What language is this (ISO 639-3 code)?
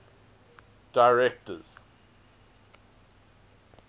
eng